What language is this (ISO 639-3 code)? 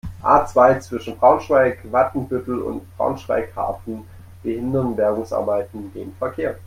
deu